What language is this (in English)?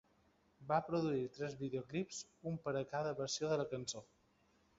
Catalan